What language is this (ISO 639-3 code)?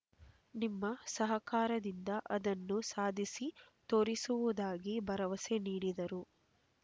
kan